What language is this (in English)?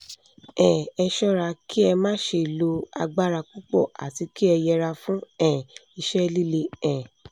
Yoruba